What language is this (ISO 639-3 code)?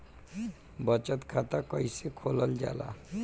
bho